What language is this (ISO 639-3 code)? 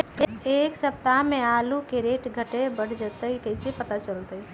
mag